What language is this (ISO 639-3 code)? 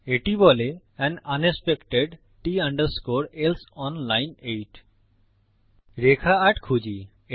ben